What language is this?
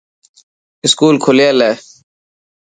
Dhatki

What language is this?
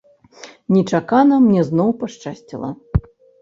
Belarusian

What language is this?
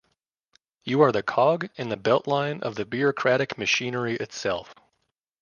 English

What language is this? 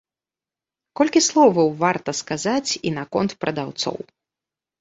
Belarusian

